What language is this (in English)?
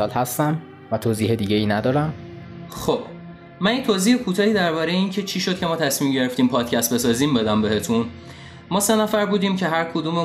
Persian